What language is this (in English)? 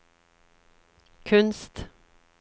Norwegian